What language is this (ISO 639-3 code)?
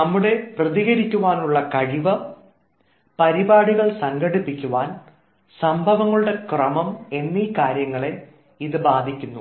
mal